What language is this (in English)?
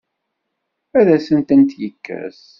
Kabyle